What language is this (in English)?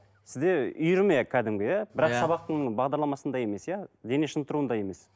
Kazakh